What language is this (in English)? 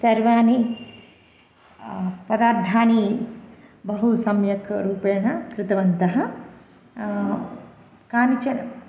Sanskrit